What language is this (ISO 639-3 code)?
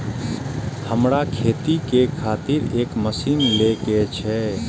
mai